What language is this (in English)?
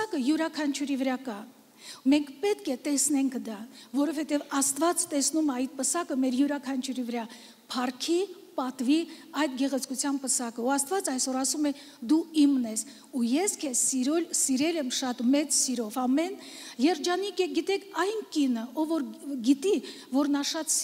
Romanian